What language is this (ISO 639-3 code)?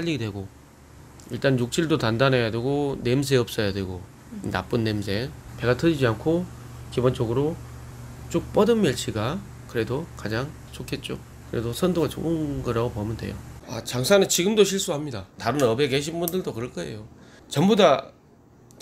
kor